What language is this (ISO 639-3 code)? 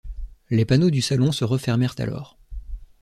fra